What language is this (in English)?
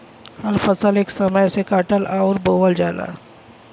Bhojpuri